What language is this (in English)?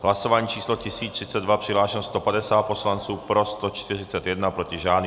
Czech